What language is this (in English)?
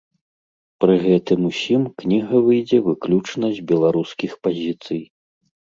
Belarusian